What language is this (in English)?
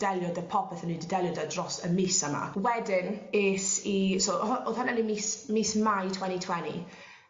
Welsh